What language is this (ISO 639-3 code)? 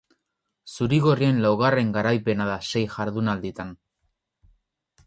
eus